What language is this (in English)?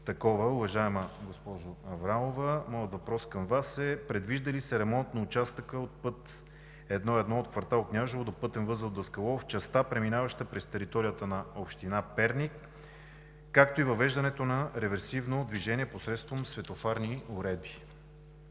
Bulgarian